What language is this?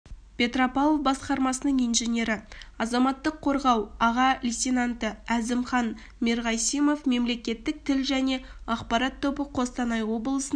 Kazakh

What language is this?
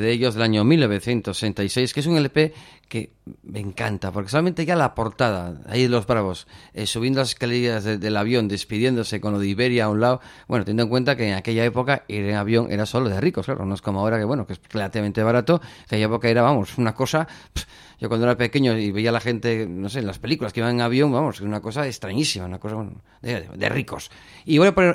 Spanish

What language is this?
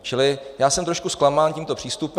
Czech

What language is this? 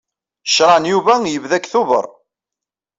Kabyle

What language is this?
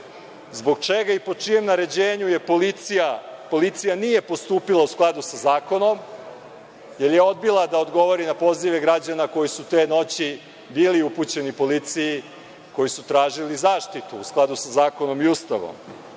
Serbian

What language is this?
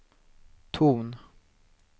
Swedish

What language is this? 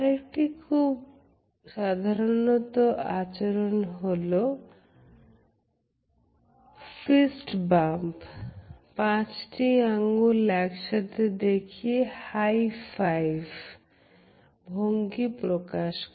Bangla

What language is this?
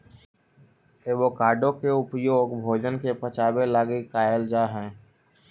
Magahi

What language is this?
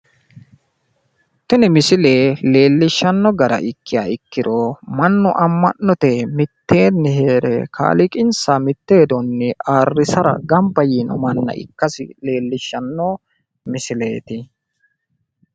Sidamo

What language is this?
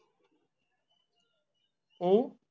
Marathi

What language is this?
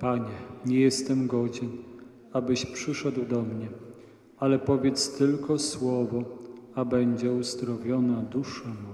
Polish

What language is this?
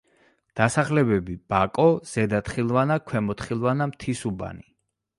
Georgian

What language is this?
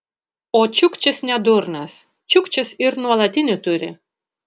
Lithuanian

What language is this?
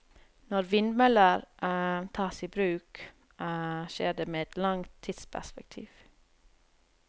Norwegian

